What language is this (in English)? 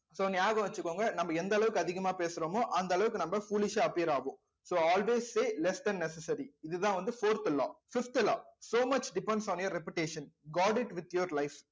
Tamil